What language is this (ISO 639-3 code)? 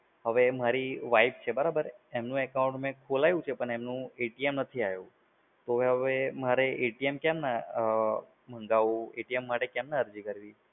guj